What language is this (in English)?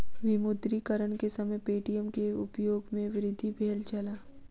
Maithili